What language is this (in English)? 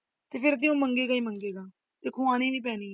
Punjabi